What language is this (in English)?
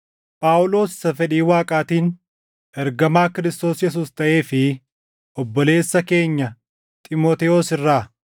Oromo